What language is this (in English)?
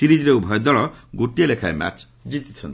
Odia